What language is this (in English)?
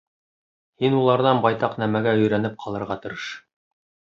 Bashkir